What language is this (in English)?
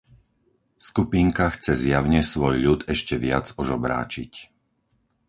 Slovak